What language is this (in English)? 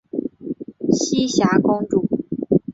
Chinese